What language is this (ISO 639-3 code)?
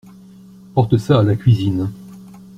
fra